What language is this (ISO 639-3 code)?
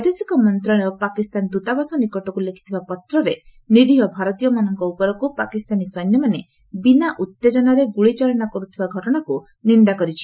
ori